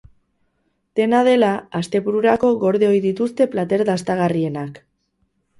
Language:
Basque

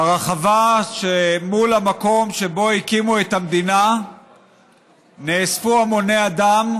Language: Hebrew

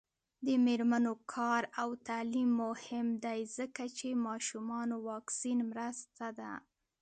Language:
Pashto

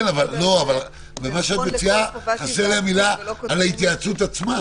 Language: Hebrew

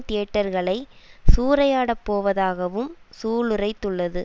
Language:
Tamil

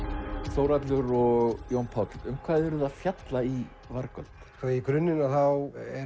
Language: Icelandic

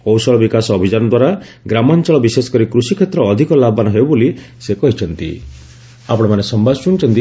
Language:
Odia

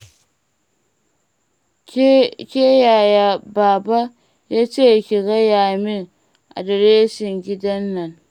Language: Hausa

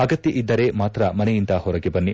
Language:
Kannada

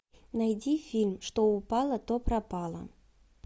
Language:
Russian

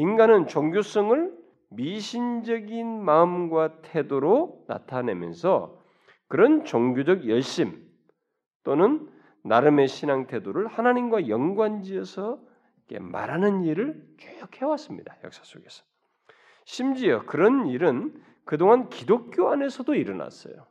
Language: Korean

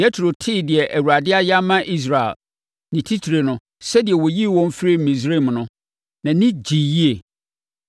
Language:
Akan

